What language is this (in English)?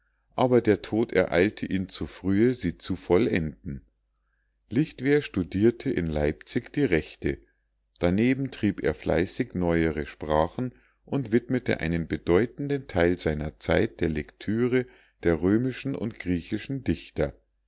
German